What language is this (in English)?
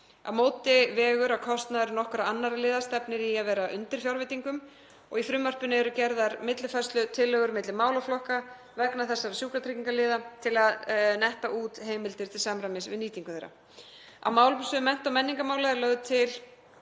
Icelandic